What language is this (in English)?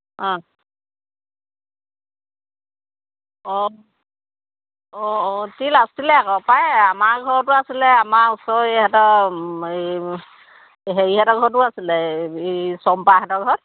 Assamese